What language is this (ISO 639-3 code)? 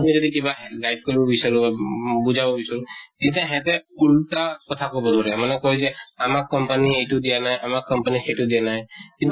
asm